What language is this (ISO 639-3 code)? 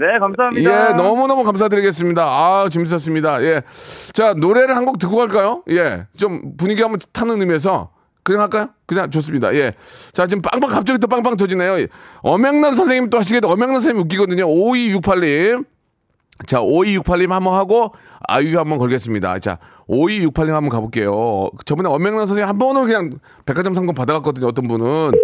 kor